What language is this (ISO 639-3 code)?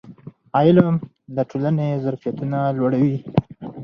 pus